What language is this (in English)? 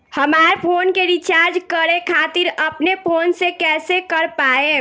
Bhojpuri